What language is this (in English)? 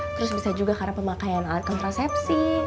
Indonesian